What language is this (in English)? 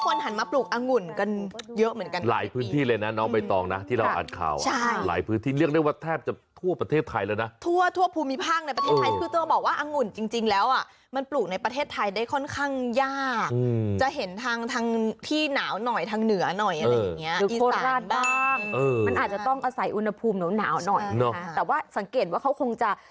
Thai